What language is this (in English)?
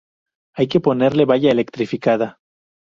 Spanish